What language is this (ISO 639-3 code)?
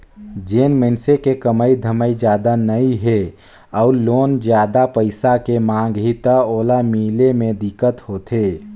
hne